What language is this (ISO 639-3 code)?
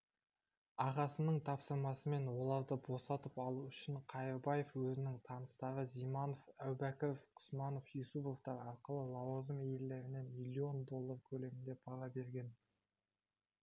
kaz